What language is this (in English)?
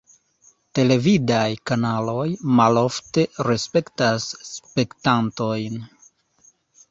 Esperanto